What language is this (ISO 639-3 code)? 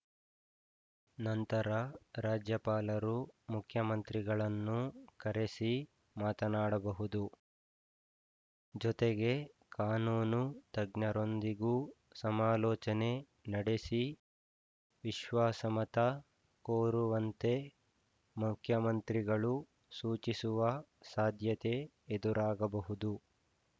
kan